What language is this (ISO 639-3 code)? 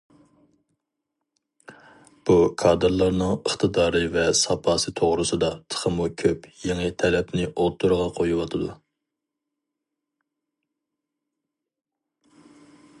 uig